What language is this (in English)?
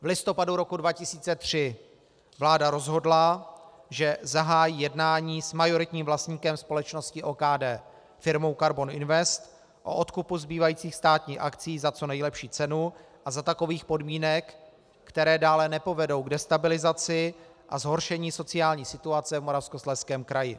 Czech